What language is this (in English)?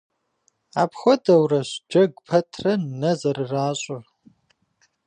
Kabardian